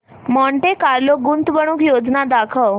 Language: Marathi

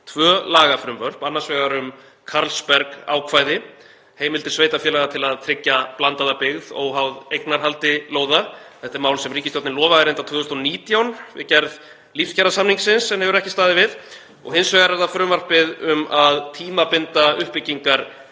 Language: Icelandic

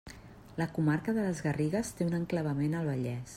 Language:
Catalan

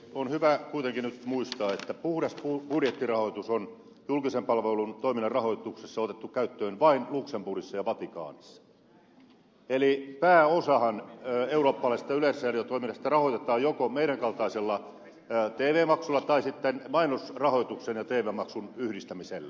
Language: Finnish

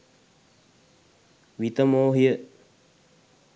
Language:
Sinhala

